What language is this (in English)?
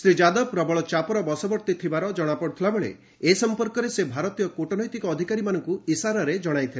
Odia